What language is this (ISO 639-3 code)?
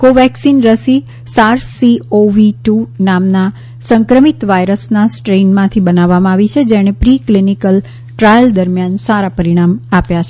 guj